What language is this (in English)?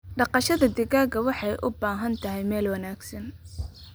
Somali